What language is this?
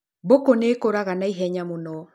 Kikuyu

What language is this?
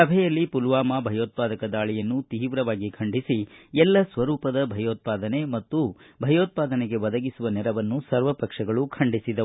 Kannada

